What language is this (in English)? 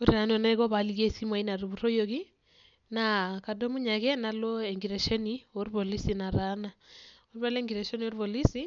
Masai